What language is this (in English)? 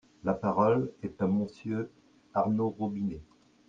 French